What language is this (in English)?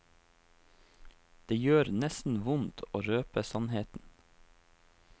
Norwegian